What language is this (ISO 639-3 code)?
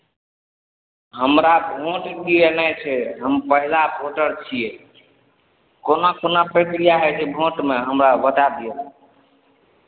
mai